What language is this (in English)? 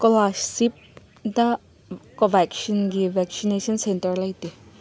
Manipuri